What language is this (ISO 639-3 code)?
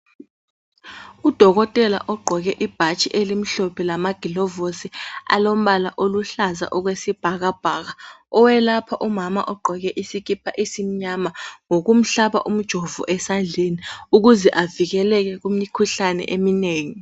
nde